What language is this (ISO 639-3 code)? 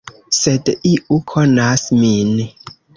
epo